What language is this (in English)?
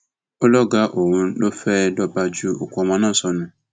Yoruba